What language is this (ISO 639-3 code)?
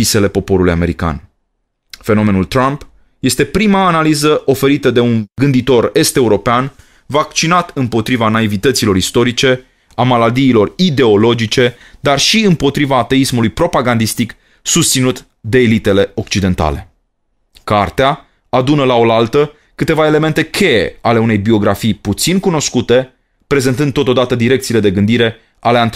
ron